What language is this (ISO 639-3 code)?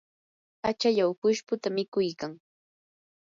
qur